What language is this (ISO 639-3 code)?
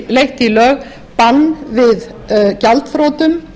isl